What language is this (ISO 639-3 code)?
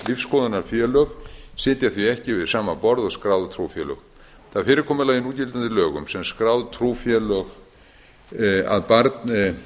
isl